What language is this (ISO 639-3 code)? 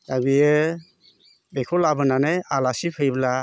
brx